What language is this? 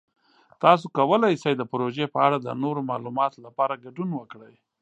Pashto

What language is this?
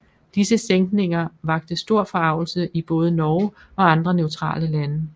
Danish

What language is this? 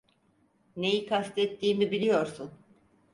Turkish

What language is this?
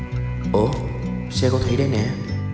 Vietnamese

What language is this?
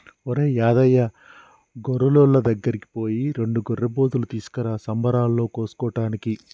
Telugu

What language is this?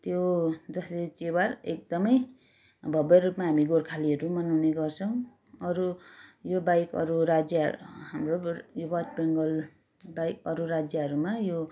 Nepali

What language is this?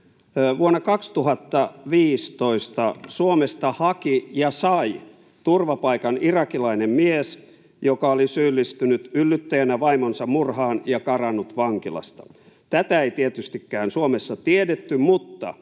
Finnish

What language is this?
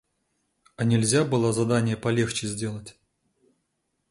Russian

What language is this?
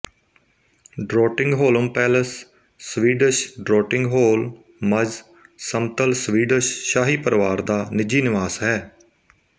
Punjabi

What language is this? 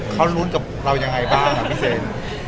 Thai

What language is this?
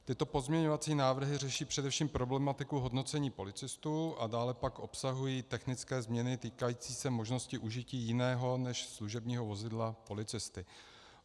Czech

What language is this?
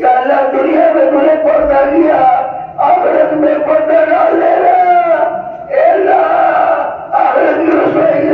Arabic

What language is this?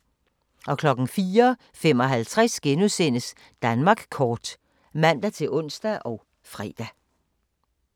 Danish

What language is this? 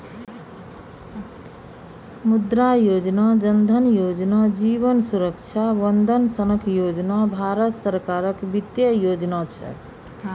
Maithili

